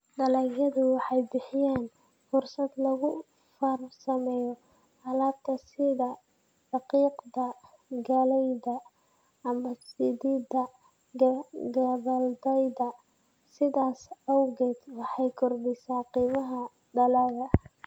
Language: Somali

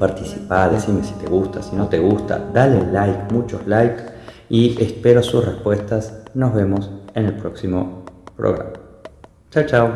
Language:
Spanish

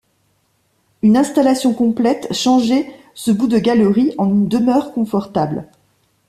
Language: French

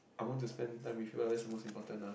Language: English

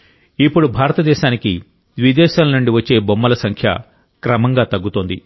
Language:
Telugu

